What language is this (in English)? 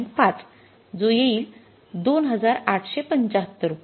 Marathi